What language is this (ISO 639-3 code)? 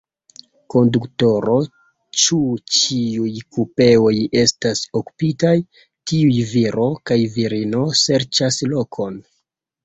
epo